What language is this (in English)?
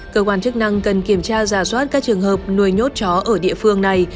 Vietnamese